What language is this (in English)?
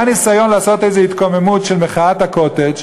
Hebrew